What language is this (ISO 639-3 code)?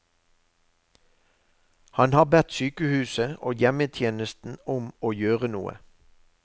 nor